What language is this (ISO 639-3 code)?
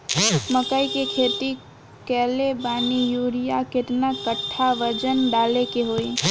bho